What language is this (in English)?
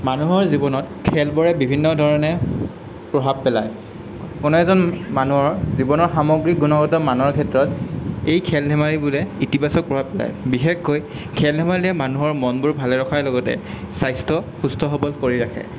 Assamese